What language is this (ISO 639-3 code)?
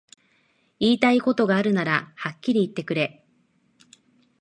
jpn